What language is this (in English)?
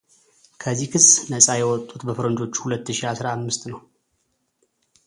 Amharic